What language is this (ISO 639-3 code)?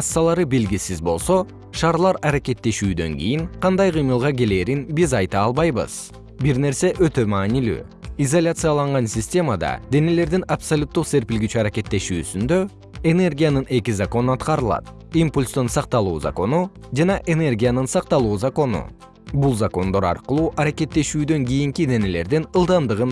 kir